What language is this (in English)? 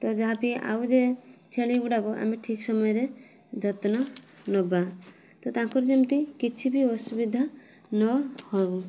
Odia